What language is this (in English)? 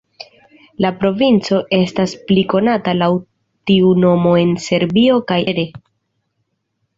Esperanto